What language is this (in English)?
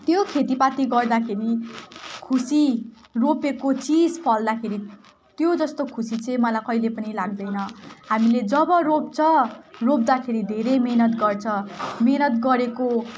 Nepali